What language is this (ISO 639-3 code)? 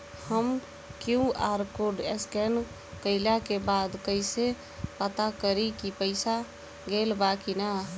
bho